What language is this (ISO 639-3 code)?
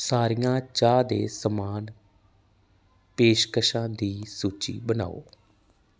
pan